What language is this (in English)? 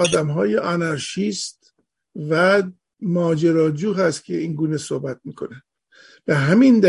Persian